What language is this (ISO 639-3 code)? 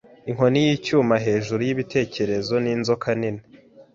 kin